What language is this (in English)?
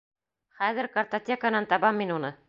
Bashkir